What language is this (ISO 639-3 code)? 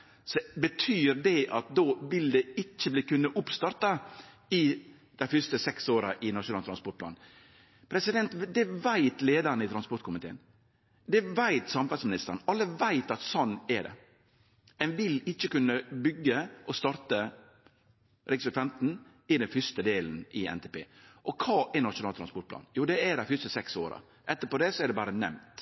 nno